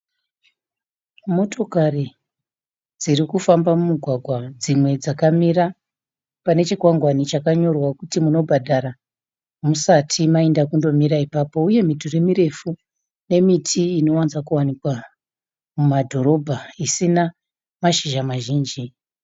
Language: Shona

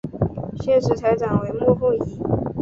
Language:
Chinese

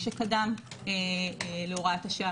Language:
Hebrew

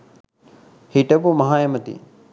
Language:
Sinhala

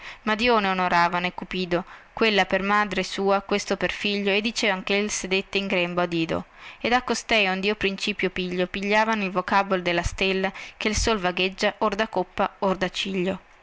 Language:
Italian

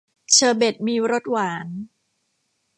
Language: Thai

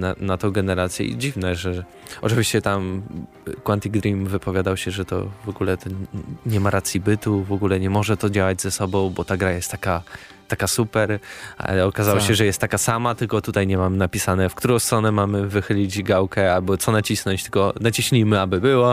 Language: Polish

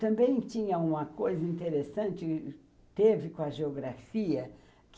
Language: Portuguese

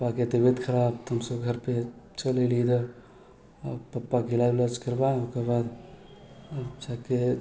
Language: Maithili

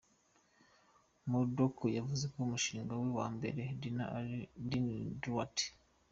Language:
Kinyarwanda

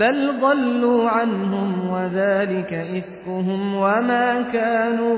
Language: Persian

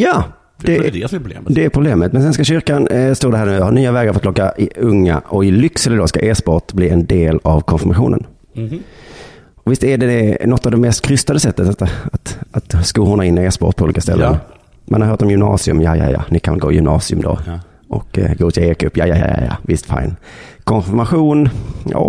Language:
Swedish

